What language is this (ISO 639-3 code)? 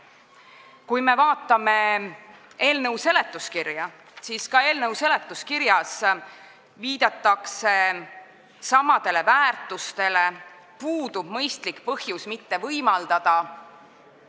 est